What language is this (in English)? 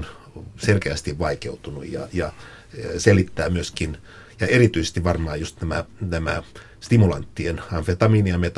Finnish